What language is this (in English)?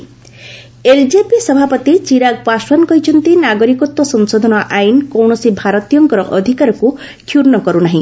Odia